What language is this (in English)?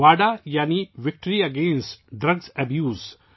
Urdu